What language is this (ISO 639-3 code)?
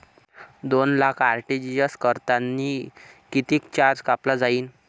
mar